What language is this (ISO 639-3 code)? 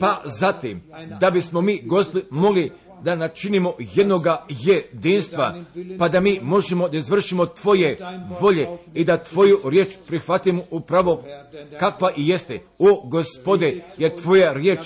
hrv